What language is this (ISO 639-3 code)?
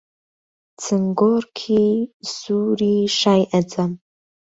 ckb